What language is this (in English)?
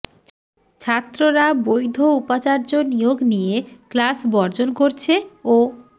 Bangla